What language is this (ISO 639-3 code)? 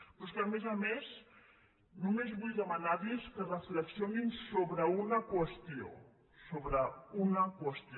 cat